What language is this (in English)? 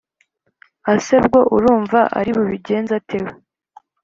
Kinyarwanda